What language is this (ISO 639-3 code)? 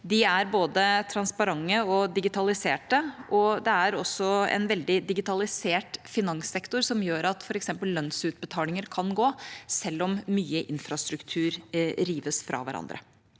nor